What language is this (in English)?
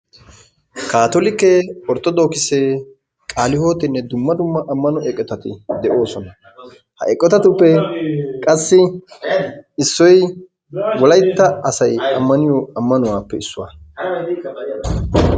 Wolaytta